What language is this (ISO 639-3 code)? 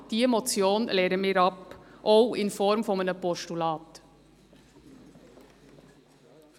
gsw